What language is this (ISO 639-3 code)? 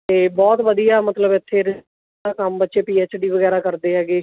pan